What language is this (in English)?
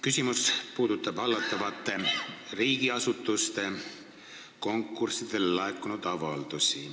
Estonian